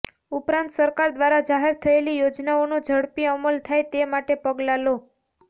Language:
Gujarati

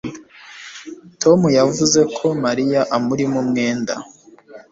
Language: Kinyarwanda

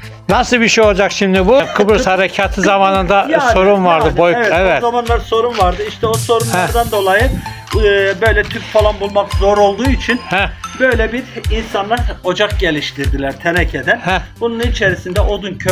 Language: Turkish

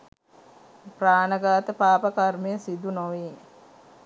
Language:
Sinhala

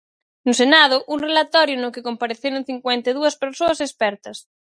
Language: Galician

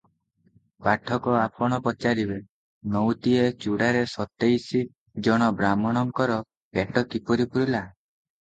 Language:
Odia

